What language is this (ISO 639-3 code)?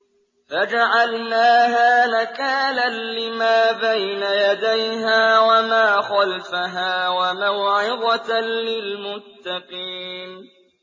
ara